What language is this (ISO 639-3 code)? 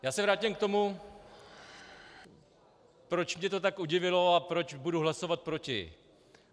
ces